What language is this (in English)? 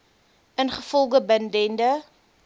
Afrikaans